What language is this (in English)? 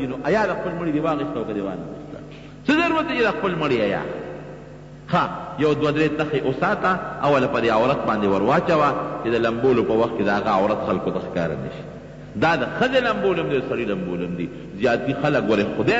Indonesian